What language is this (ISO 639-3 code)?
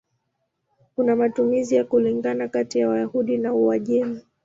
swa